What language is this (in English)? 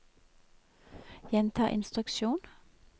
Norwegian